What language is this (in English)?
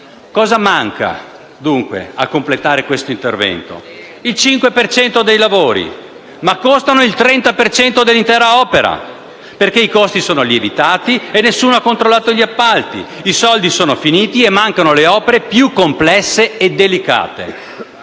Italian